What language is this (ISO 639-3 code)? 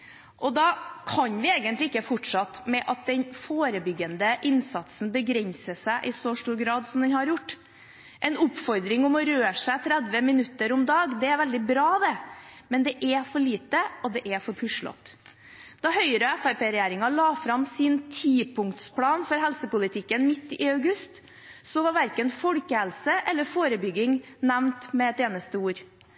nob